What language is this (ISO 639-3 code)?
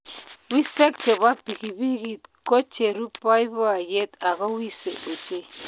kln